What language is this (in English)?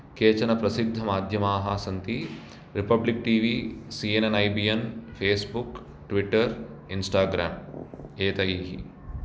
Sanskrit